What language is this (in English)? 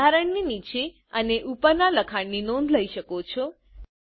Gujarati